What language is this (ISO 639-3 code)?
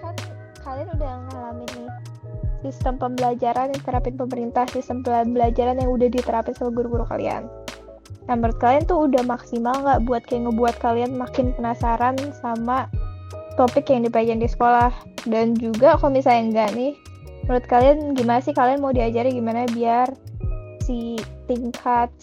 ind